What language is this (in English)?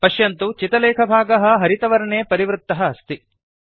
Sanskrit